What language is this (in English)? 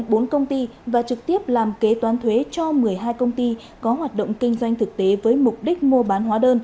Vietnamese